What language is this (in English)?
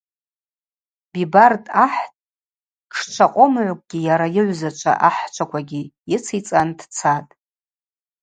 Abaza